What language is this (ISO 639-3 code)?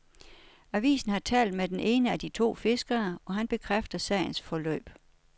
dan